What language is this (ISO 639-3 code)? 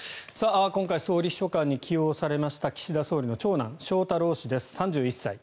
jpn